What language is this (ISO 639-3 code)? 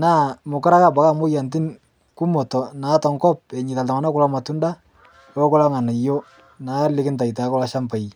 mas